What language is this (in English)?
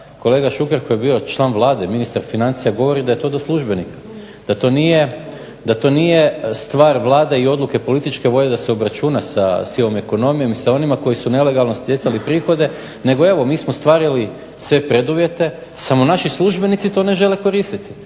Croatian